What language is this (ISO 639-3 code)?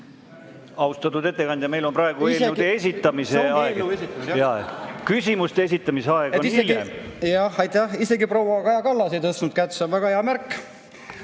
est